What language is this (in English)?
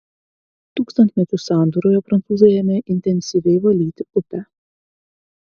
Lithuanian